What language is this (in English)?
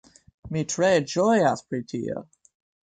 Esperanto